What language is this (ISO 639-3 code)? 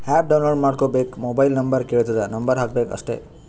kan